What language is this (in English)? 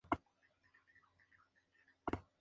Spanish